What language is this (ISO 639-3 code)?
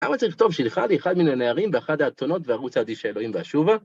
heb